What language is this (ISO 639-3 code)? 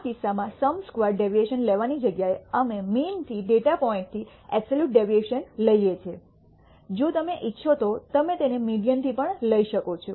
guj